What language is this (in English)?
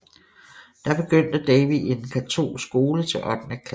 Danish